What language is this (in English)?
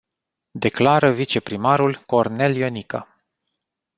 Romanian